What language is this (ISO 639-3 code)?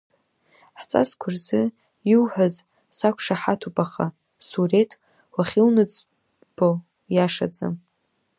abk